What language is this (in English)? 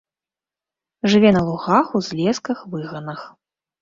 Belarusian